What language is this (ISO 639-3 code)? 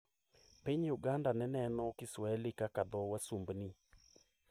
luo